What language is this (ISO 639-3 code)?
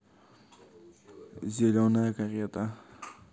rus